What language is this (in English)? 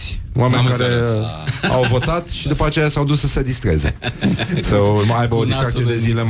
Romanian